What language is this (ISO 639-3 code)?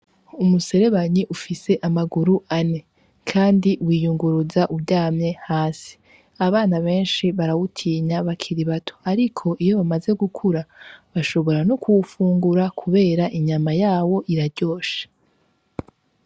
run